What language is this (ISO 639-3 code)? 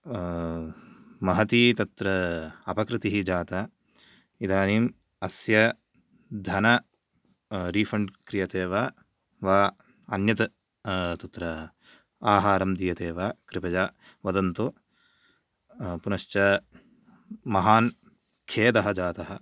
san